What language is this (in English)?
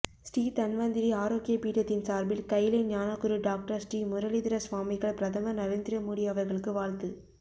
Tamil